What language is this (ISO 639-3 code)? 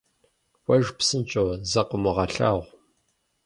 kbd